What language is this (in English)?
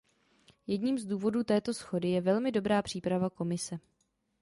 Czech